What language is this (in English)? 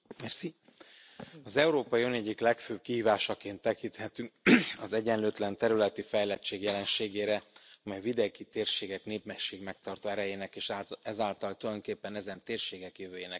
Hungarian